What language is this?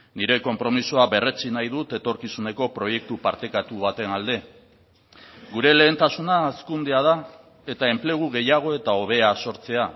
Basque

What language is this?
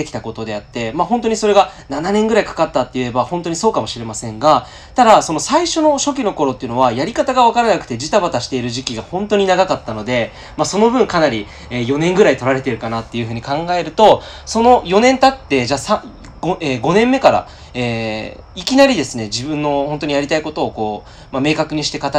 Japanese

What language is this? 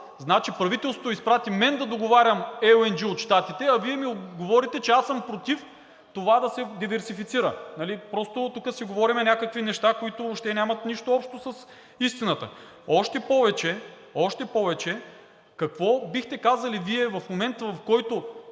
Bulgarian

